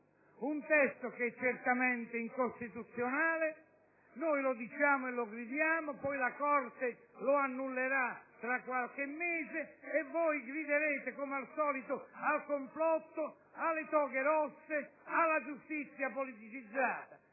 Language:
Italian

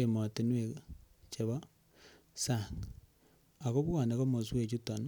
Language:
Kalenjin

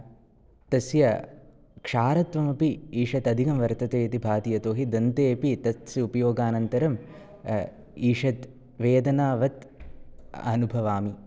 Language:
Sanskrit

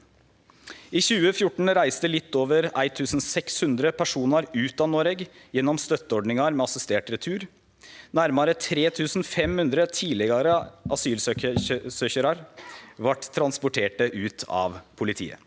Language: Norwegian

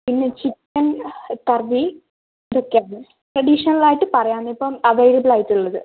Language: Malayalam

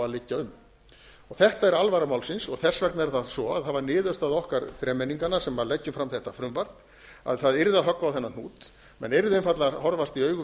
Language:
Icelandic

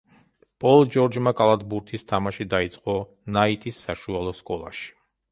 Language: Georgian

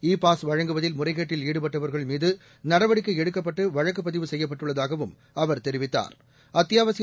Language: Tamil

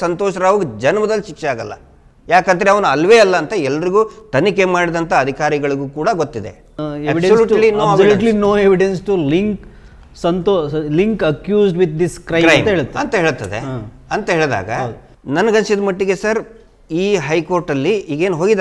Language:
Hindi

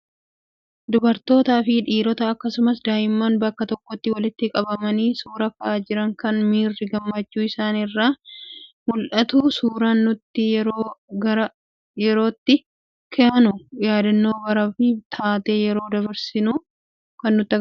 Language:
Oromo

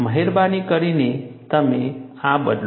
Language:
Gujarati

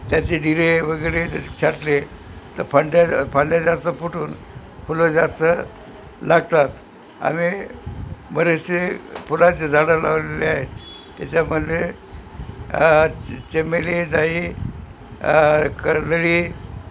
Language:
Marathi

